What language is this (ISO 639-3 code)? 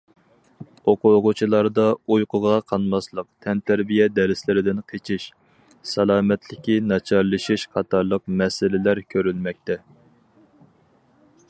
uig